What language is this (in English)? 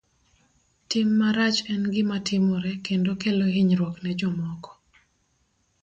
Luo (Kenya and Tanzania)